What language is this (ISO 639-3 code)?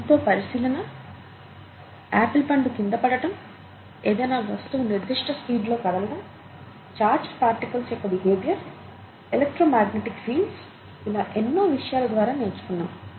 tel